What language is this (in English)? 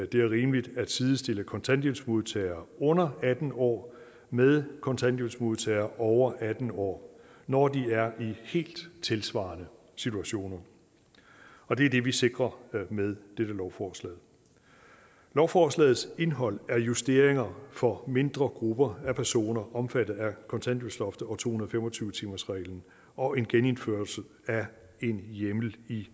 Danish